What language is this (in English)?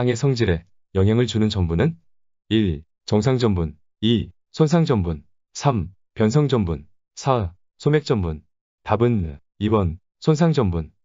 Korean